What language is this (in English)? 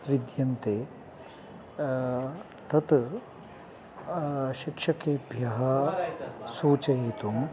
Sanskrit